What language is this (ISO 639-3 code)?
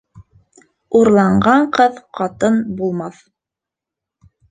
bak